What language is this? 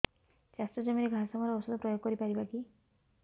Odia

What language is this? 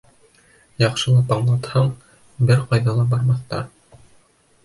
Bashkir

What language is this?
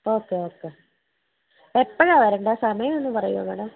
Malayalam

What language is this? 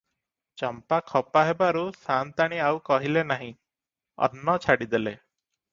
Odia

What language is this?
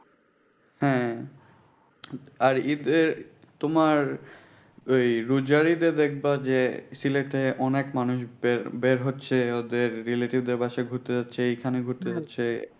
Bangla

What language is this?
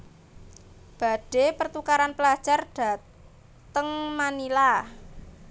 Javanese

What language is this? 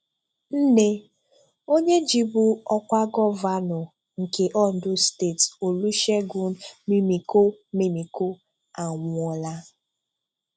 Igbo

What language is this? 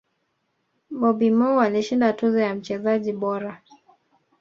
Swahili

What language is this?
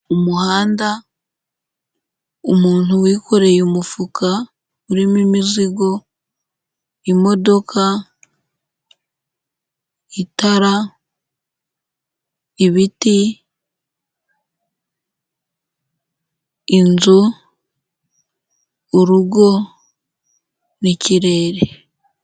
Kinyarwanda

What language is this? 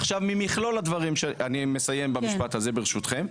Hebrew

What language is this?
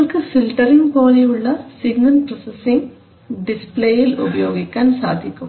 Malayalam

